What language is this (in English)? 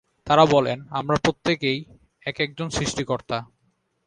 Bangla